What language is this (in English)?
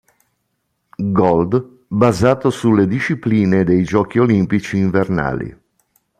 Italian